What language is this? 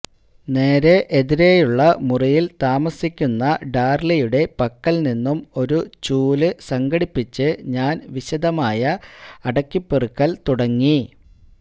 Malayalam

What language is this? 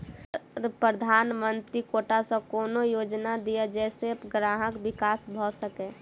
Maithili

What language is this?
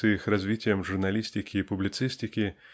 Russian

